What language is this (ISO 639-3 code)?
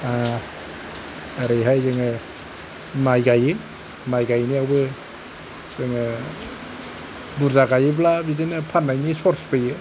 brx